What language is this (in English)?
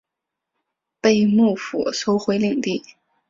Chinese